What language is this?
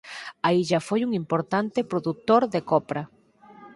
Galician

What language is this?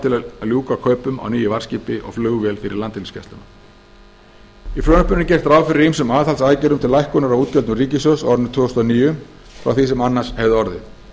Icelandic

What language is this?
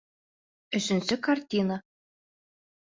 Bashkir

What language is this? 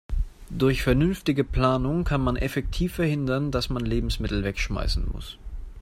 German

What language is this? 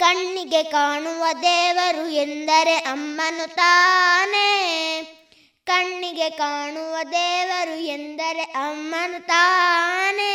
Kannada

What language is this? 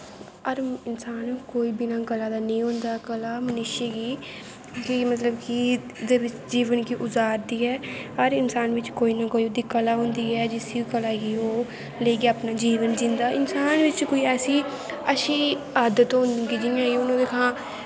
Dogri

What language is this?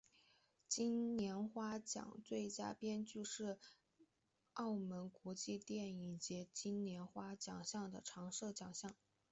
Chinese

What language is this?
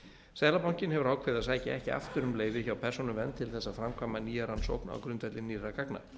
Icelandic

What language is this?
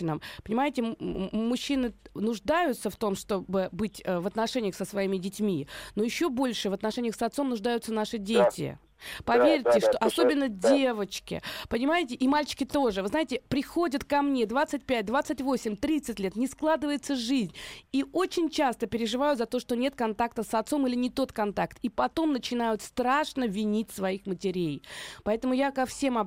Russian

